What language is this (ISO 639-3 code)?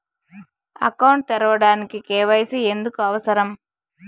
tel